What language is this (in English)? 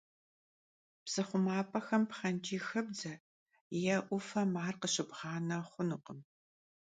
Kabardian